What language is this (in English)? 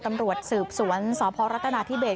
Thai